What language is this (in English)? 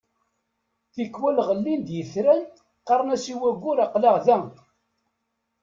Kabyle